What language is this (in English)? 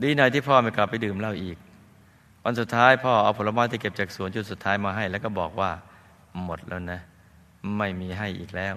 Thai